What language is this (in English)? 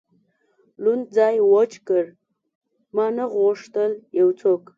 Pashto